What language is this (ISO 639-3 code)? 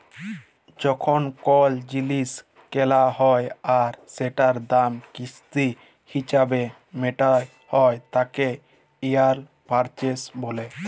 ben